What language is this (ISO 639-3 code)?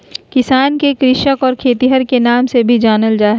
mag